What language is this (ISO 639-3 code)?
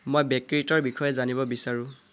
asm